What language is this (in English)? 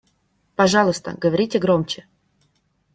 Russian